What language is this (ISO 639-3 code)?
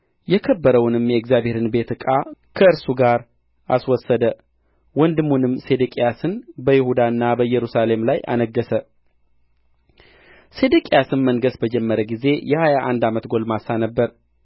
amh